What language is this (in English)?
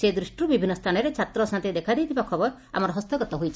Odia